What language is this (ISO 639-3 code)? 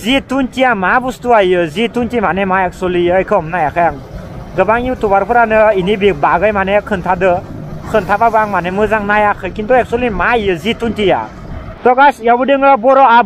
ron